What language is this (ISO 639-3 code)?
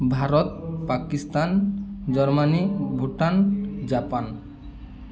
ori